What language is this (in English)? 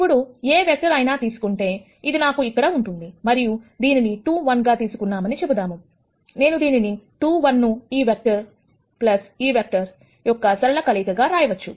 Telugu